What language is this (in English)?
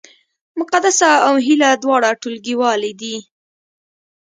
Pashto